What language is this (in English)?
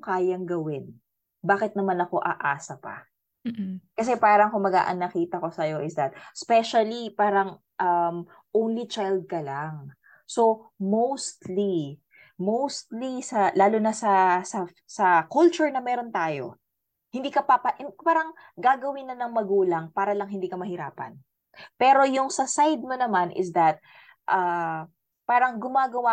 Filipino